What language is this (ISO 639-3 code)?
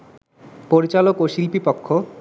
ben